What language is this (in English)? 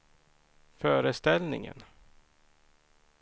Swedish